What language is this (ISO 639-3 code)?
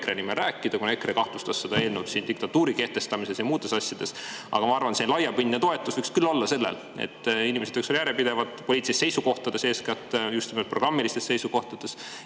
est